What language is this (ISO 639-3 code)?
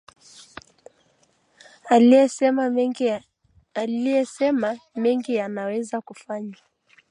swa